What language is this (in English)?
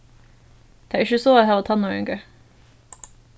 Faroese